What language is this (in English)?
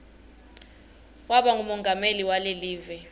Swati